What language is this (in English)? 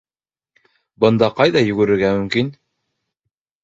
Bashkir